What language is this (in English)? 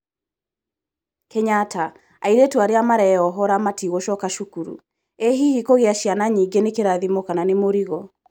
Kikuyu